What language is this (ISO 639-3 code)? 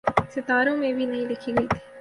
urd